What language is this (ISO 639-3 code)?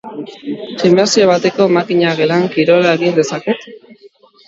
eus